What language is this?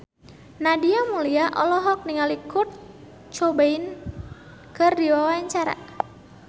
Sundanese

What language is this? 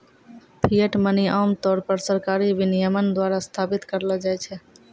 Maithili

